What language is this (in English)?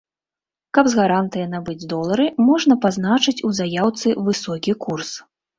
Belarusian